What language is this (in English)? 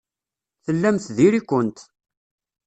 Kabyle